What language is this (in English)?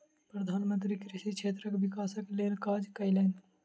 Maithili